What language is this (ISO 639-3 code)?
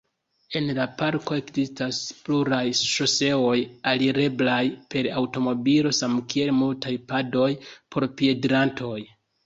epo